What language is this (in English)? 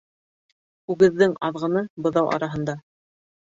Bashkir